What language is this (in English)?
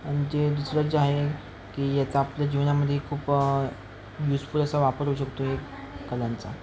Marathi